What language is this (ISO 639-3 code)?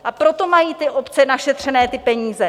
ces